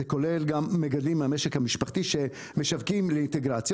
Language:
Hebrew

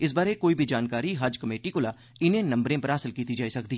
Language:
Dogri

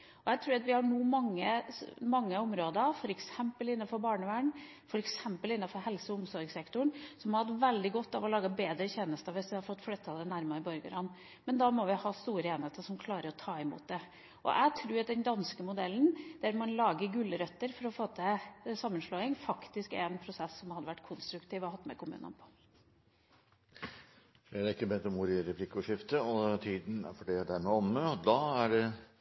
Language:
Norwegian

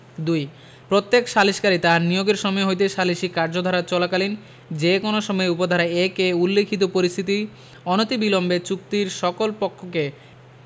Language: Bangla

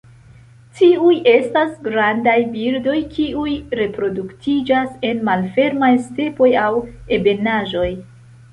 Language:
Esperanto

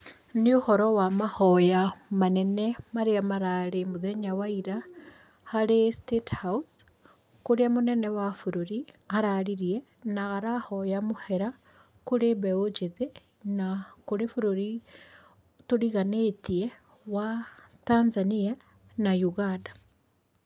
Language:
Kikuyu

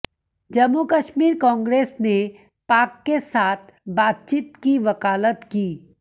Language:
Hindi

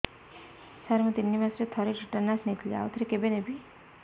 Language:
Odia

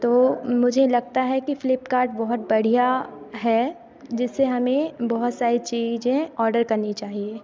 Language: Hindi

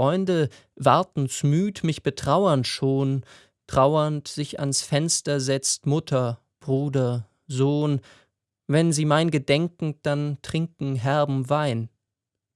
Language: German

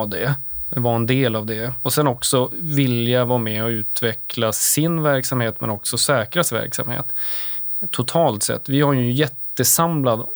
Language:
Swedish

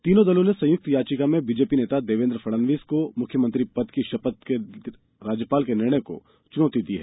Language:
Hindi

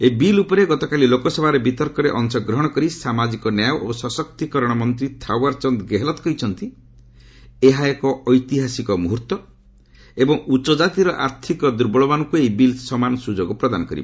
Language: Odia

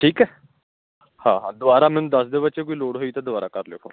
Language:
Punjabi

